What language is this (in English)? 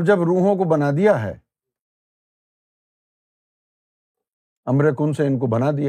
Urdu